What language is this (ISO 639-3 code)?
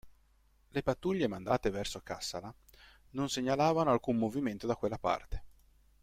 ita